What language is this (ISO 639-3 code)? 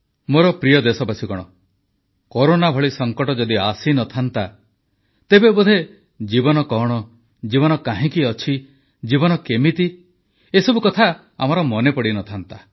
ori